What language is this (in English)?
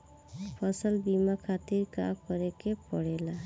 Bhojpuri